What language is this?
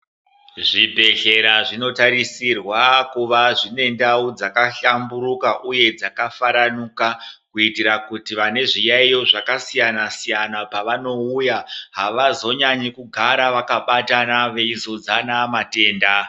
Ndau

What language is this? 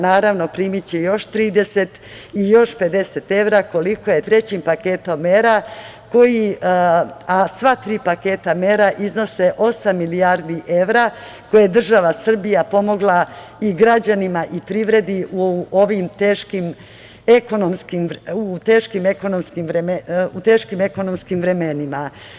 Serbian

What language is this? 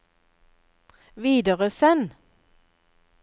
Norwegian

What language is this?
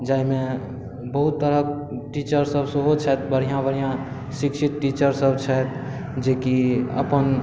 Maithili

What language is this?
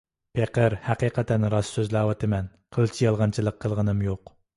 Uyghur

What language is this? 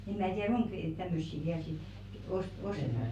Finnish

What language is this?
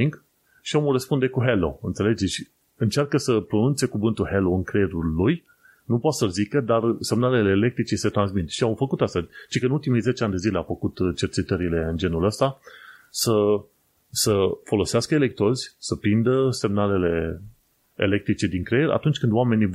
Romanian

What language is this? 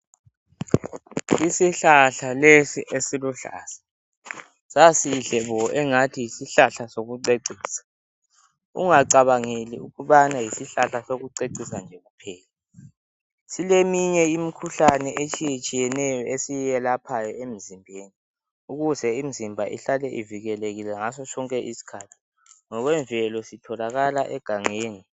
North Ndebele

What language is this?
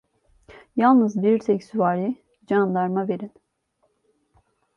Turkish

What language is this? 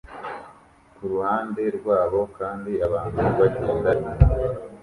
Kinyarwanda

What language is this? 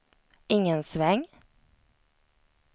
Swedish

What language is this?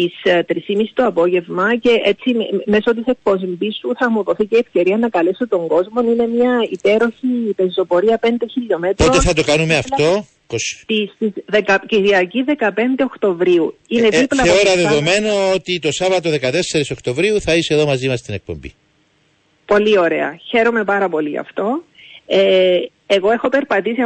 Greek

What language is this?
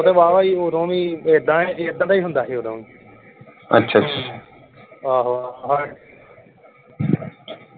Punjabi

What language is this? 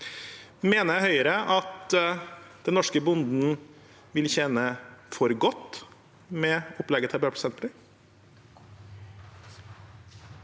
Norwegian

